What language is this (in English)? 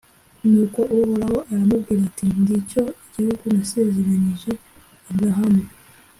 Kinyarwanda